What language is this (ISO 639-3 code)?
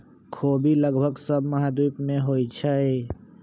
mag